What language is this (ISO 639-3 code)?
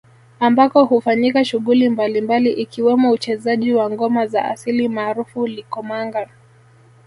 swa